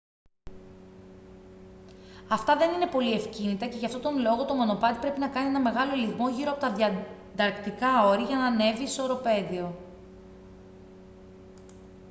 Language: Greek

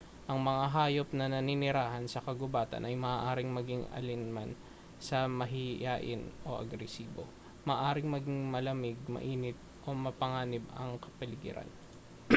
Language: Filipino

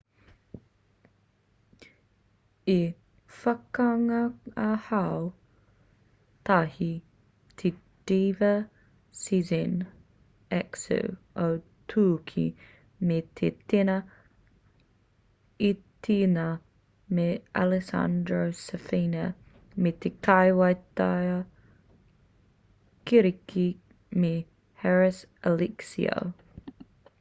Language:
Māori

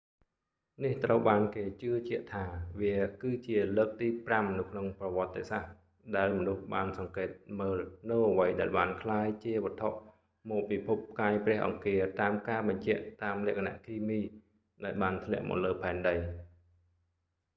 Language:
Khmer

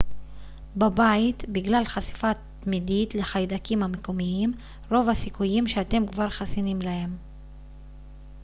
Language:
Hebrew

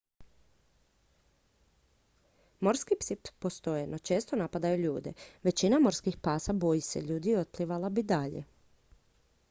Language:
Croatian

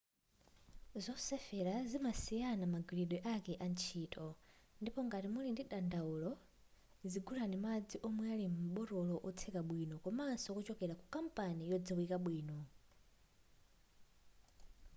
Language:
Nyanja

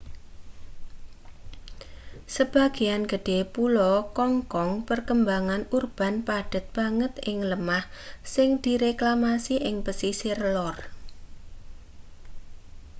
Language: Javanese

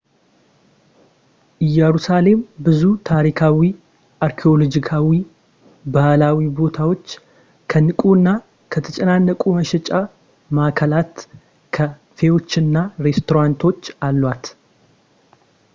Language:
Amharic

